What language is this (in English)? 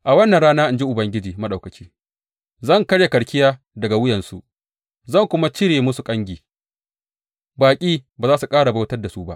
Hausa